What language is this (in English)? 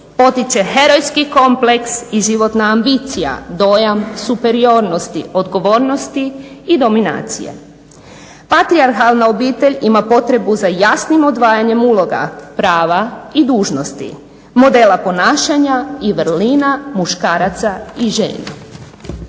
Croatian